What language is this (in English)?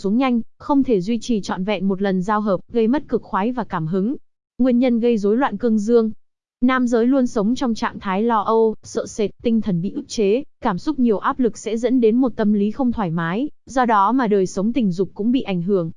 Vietnamese